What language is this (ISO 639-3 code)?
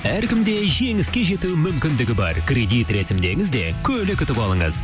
kaz